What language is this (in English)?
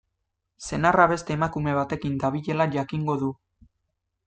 Basque